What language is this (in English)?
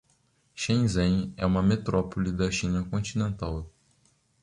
Portuguese